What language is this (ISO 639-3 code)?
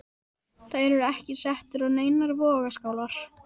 isl